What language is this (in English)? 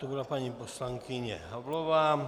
Czech